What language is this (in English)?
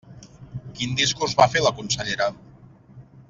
Catalan